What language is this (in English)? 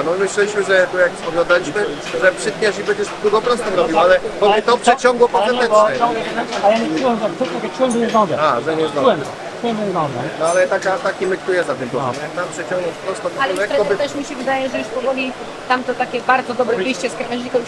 Polish